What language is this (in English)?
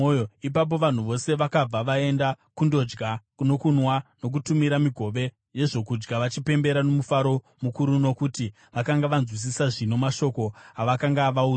Shona